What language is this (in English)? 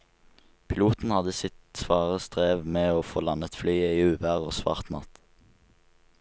Norwegian